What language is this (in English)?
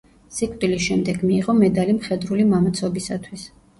Georgian